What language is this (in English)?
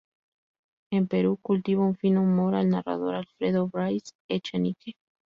Spanish